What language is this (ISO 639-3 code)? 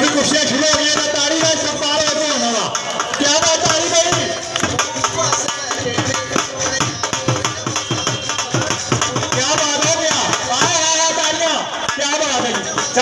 ara